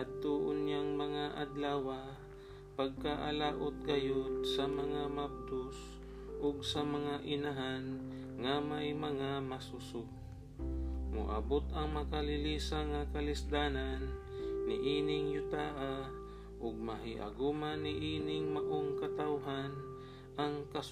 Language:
Filipino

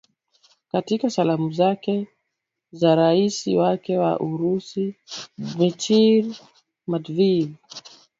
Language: Swahili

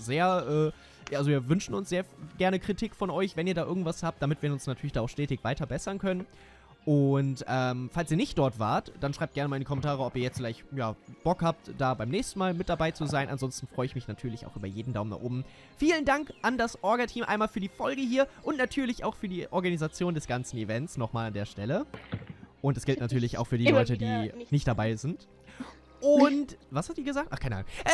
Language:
German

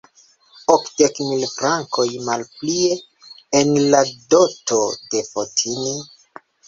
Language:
Esperanto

